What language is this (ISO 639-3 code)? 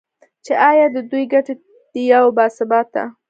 pus